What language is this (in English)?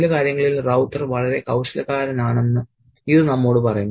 Malayalam